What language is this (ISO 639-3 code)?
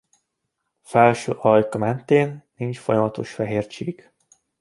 hun